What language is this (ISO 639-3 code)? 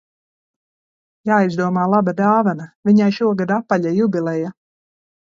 lav